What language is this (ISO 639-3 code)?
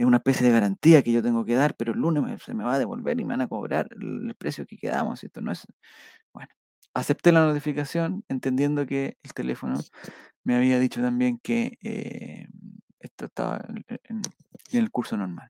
spa